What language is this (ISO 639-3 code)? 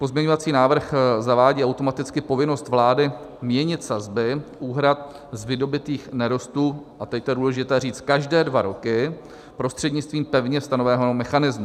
ces